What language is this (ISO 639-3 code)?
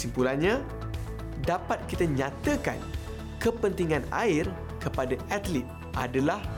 msa